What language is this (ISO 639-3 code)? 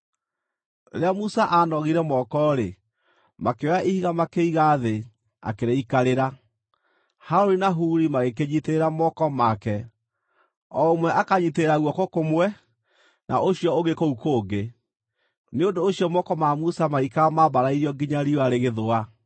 kik